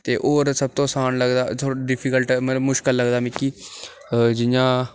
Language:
Dogri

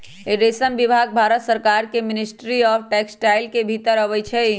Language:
Magahi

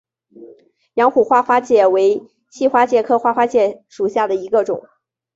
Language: Chinese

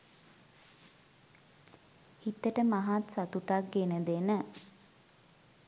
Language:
Sinhala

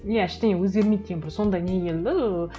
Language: Kazakh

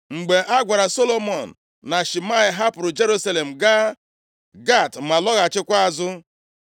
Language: Igbo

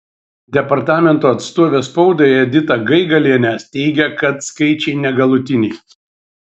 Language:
Lithuanian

